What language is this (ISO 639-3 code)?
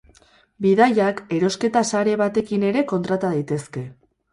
eus